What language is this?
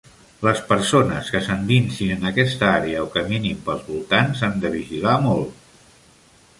Catalan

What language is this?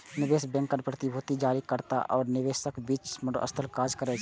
Maithili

